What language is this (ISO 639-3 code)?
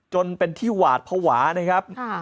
tha